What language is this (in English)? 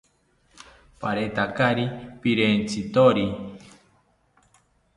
South Ucayali Ashéninka